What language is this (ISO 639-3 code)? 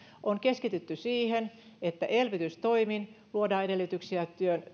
fin